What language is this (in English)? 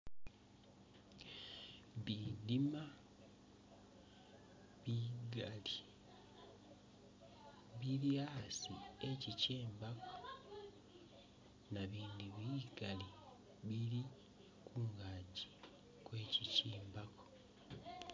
Masaaba